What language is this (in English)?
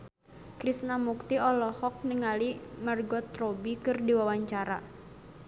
Sundanese